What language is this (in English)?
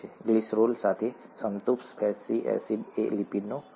Gujarati